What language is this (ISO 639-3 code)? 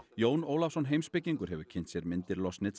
isl